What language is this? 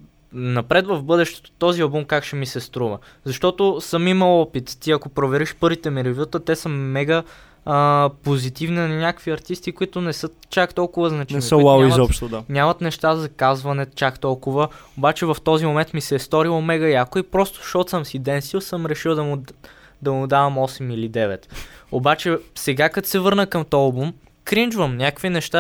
Bulgarian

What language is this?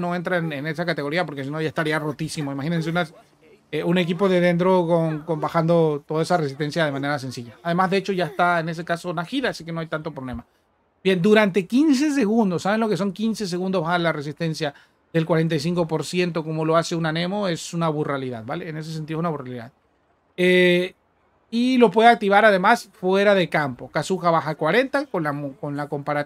Spanish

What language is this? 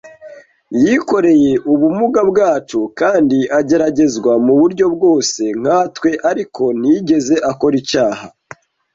Kinyarwanda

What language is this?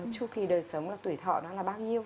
Vietnamese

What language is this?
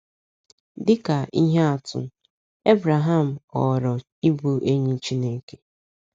Igbo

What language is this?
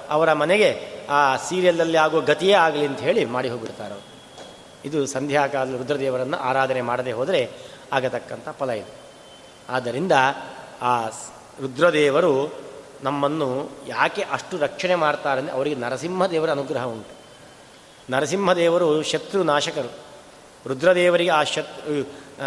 Kannada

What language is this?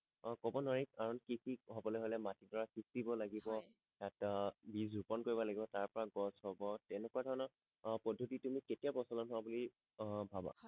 Assamese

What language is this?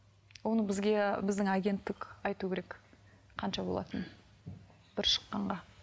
Kazakh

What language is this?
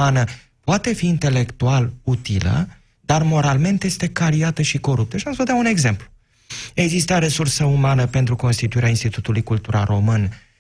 Romanian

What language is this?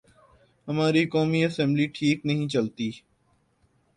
Urdu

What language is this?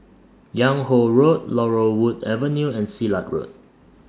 English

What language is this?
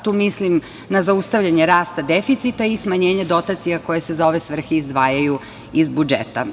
Serbian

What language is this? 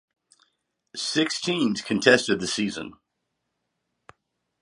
English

